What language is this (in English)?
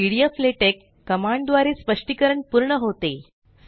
Marathi